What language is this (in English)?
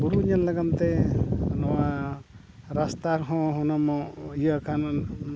Santali